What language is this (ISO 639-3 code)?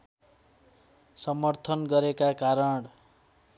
nep